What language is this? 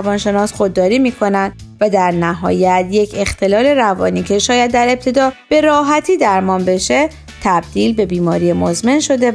Persian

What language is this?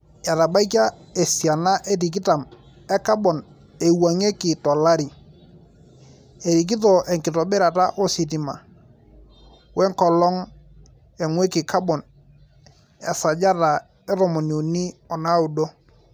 Masai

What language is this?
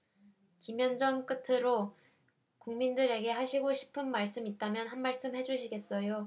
Korean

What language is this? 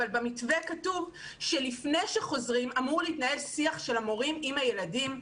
Hebrew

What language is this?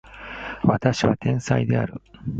Japanese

